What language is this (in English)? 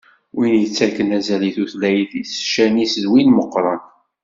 Kabyle